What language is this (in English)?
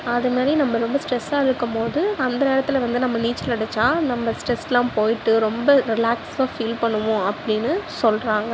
Tamil